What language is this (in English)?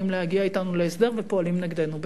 Hebrew